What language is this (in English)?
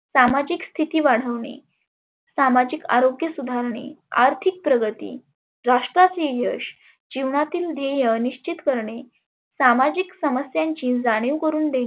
Marathi